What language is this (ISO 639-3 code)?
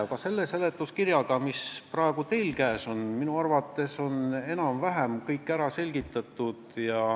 est